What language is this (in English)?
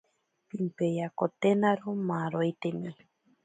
Ashéninka Perené